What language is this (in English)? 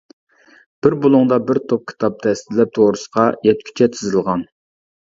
Uyghur